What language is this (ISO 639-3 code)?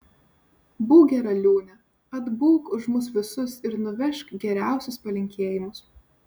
lit